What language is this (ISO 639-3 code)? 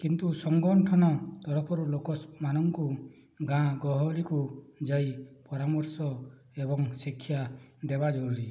ori